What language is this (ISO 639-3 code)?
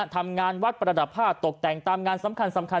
tha